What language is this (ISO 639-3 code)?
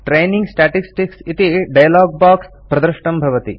san